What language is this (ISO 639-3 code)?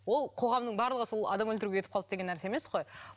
kaz